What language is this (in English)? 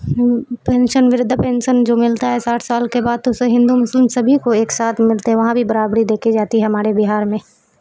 Urdu